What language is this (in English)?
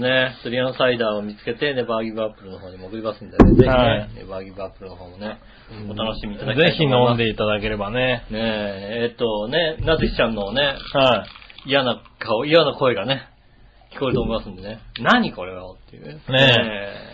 Japanese